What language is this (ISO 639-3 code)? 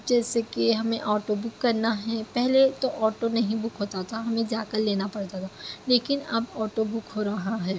urd